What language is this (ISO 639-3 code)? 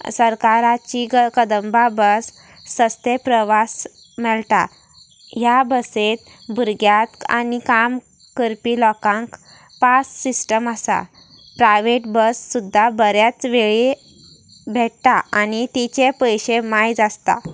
kok